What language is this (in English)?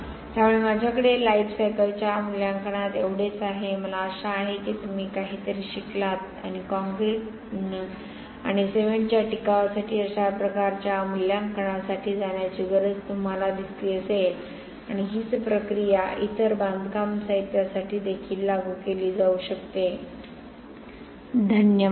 Marathi